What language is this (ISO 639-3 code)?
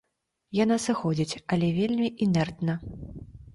bel